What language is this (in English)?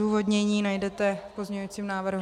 Czech